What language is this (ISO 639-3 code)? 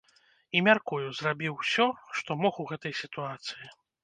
bel